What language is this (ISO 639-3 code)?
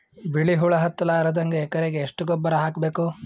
kan